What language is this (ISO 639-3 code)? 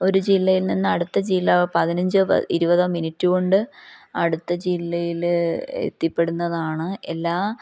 mal